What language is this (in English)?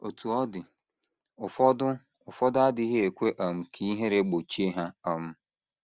Igbo